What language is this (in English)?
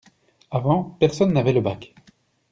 French